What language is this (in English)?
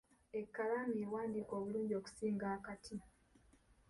Ganda